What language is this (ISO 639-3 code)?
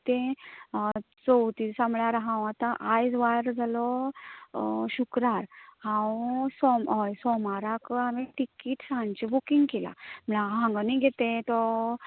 kok